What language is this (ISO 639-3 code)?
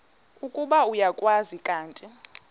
xho